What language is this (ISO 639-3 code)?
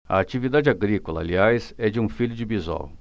por